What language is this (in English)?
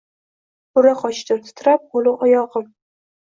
Uzbek